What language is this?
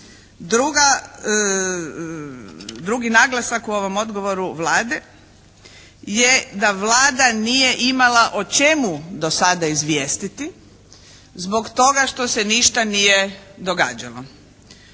Croatian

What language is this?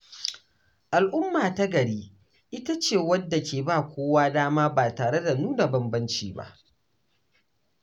Hausa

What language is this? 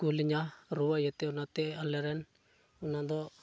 Santali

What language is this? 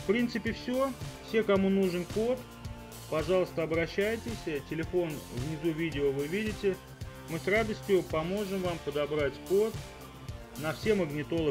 Russian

